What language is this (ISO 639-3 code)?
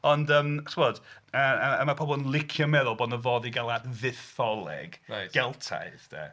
cym